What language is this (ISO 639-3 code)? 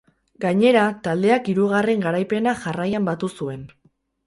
eus